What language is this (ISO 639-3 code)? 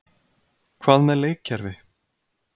isl